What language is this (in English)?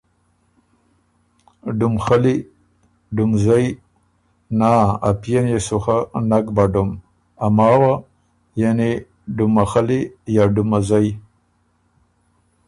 Ormuri